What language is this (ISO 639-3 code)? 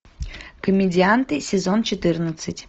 rus